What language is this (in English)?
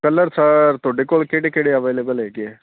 Punjabi